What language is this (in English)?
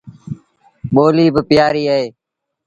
Sindhi Bhil